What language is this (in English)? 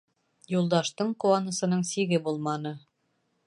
Bashkir